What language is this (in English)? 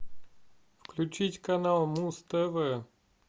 Russian